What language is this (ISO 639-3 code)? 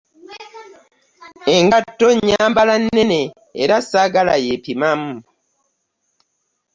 lug